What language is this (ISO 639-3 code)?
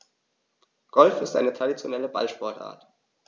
deu